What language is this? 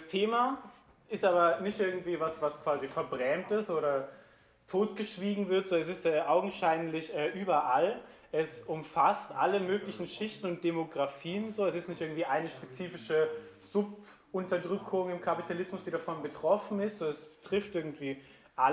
German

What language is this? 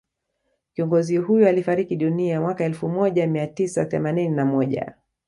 Swahili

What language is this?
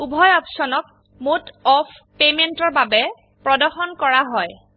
Assamese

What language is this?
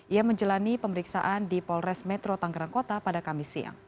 Indonesian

